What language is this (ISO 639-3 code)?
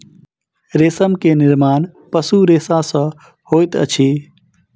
mai